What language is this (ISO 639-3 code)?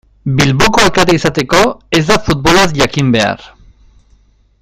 eus